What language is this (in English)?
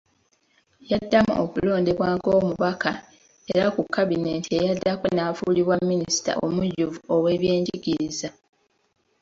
Ganda